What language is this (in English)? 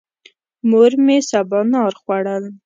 Pashto